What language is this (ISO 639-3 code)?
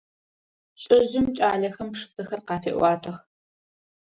ady